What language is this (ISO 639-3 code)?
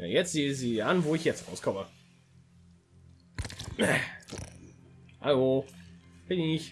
deu